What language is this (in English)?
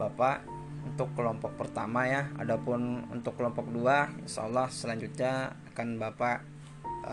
Indonesian